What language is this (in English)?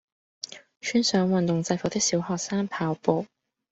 Cantonese